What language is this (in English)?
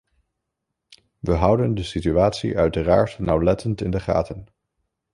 Dutch